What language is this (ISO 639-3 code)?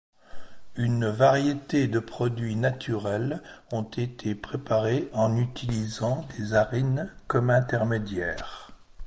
fra